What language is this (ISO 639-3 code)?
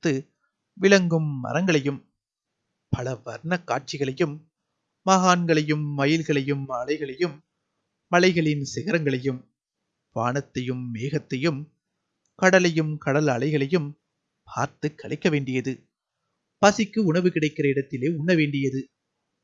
kor